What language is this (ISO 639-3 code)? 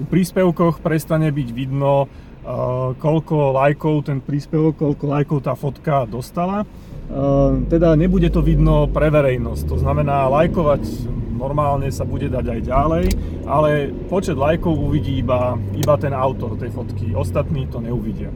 slk